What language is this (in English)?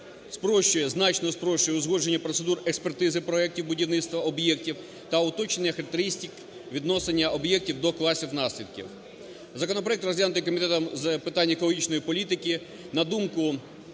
Ukrainian